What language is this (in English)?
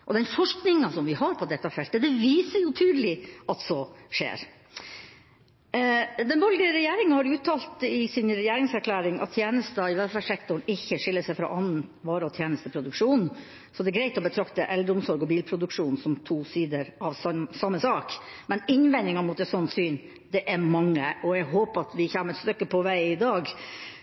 Norwegian Bokmål